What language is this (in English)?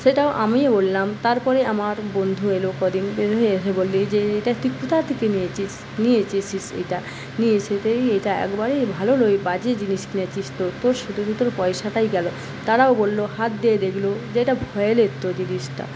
Bangla